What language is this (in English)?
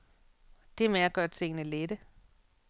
Danish